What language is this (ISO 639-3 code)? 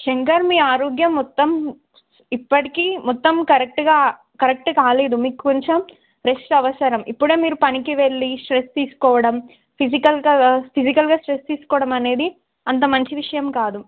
tel